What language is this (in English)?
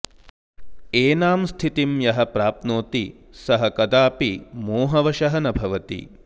Sanskrit